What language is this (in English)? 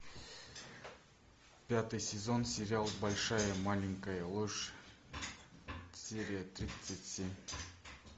Russian